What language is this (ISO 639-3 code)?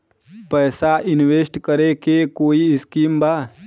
bho